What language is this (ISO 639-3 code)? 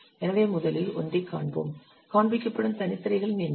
tam